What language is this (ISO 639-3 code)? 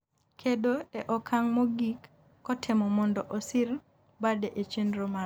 luo